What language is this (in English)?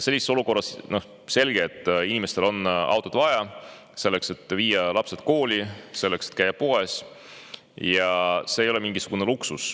Estonian